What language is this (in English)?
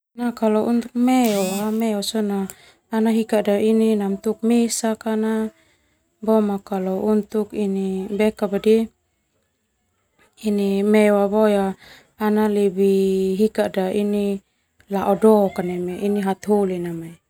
Termanu